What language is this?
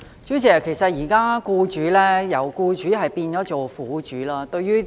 Cantonese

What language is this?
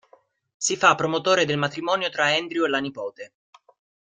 Italian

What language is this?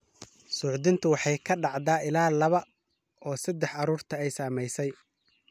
Somali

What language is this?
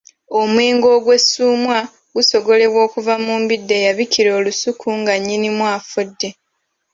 Ganda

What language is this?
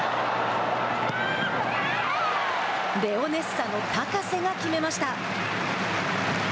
Japanese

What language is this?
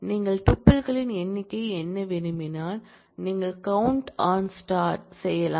Tamil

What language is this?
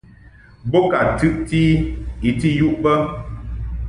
Mungaka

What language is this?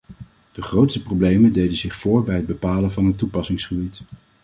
Dutch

